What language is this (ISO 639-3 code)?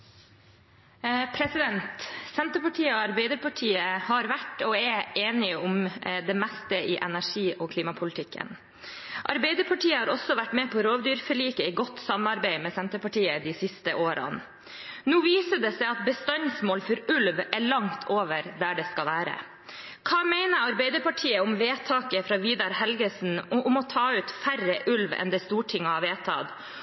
nob